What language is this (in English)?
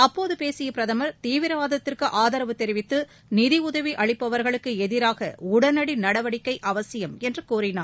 Tamil